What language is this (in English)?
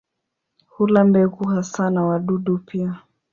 Swahili